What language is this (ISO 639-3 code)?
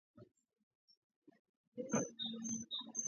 kat